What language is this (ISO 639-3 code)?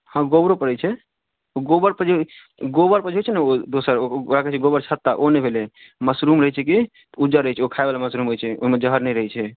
mai